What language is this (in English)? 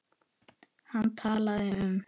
Icelandic